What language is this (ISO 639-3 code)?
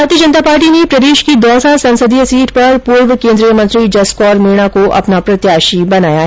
hin